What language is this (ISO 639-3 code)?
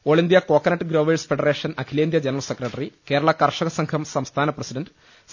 mal